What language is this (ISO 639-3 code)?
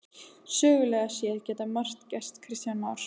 isl